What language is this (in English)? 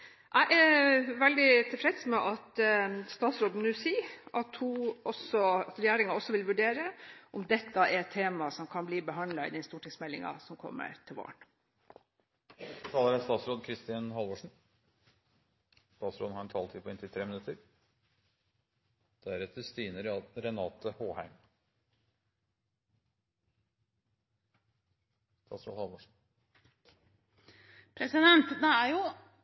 Norwegian Bokmål